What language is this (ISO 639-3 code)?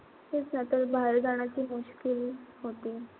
mar